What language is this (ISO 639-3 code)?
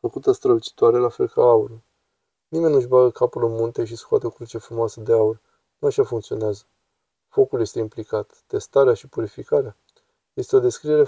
ron